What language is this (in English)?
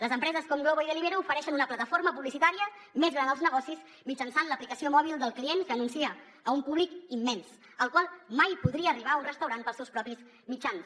Catalan